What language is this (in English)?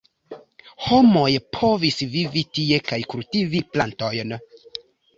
Esperanto